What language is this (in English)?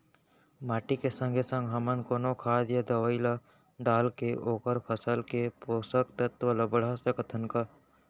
Chhattisgarhi